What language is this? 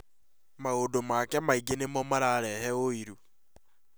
Kikuyu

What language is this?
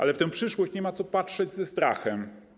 Polish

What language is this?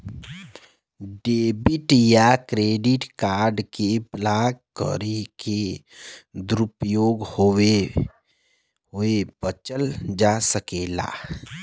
Bhojpuri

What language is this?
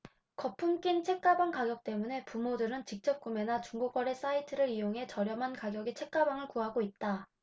Korean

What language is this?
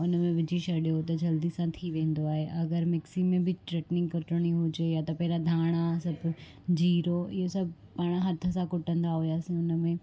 Sindhi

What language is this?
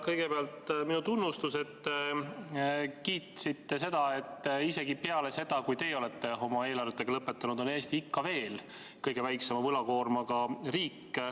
Estonian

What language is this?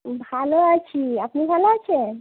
Bangla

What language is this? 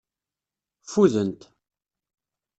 Kabyle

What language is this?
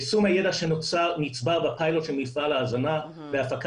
Hebrew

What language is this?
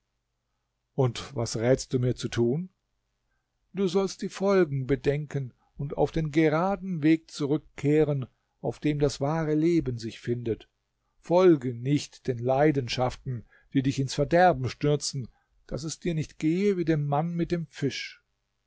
German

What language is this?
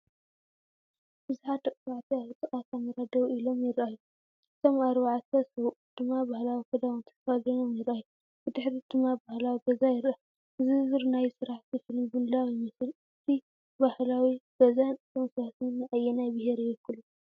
Tigrinya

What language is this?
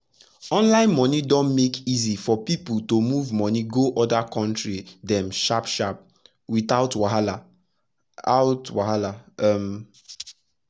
Nigerian Pidgin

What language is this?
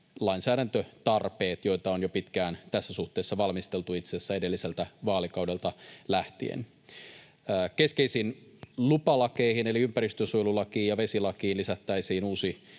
Finnish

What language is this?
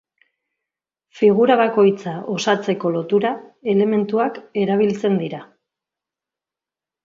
Basque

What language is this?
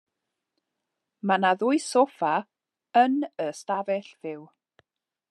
Welsh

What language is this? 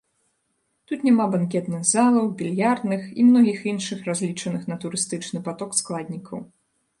Belarusian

